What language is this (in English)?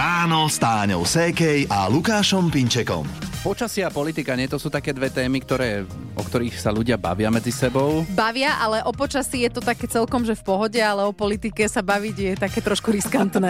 Slovak